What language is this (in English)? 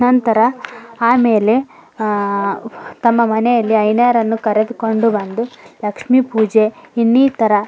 Kannada